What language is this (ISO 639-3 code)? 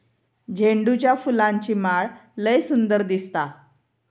mar